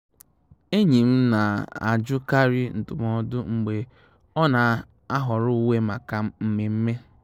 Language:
Igbo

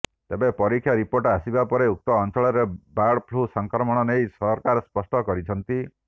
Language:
Odia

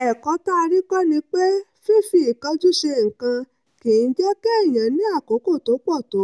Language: Yoruba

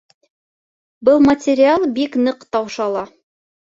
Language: Bashkir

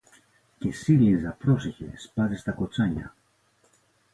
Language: Greek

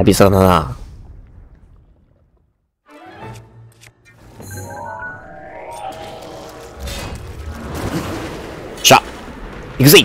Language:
Japanese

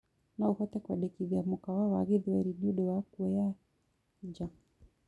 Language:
Kikuyu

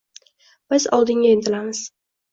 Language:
Uzbek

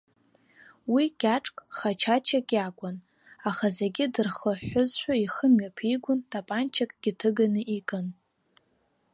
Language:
Abkhazian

